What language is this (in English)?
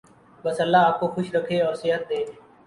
Urdu